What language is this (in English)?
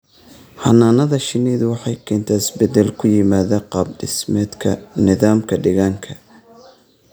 Somali